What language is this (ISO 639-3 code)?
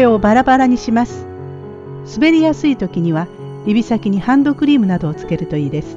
jpn